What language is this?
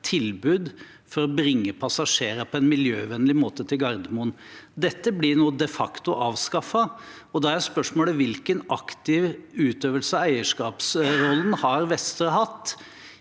Norwegian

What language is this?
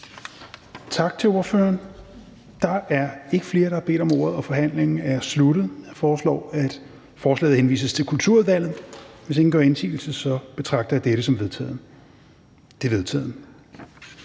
Danish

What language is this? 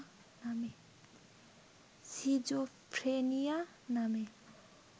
Bangla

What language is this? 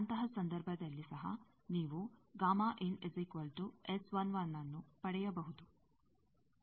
Kannada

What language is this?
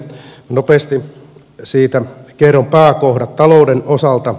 Finnish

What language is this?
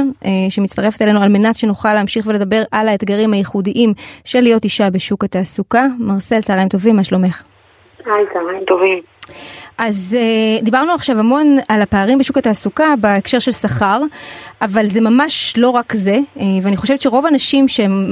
Hebrew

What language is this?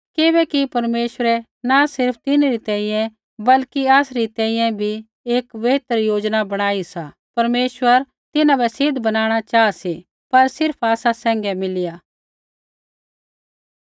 Kullu Pahari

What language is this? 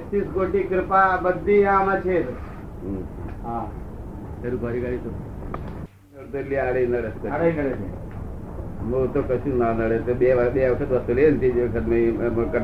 Gujarati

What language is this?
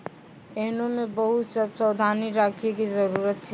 Maithili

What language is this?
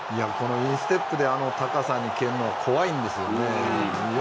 Japanese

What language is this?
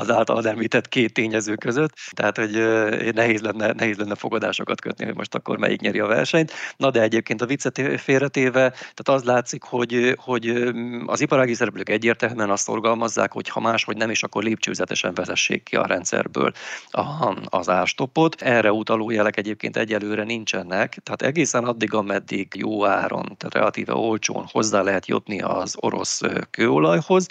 Hungarian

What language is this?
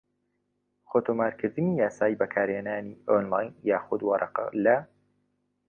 Central Kurdish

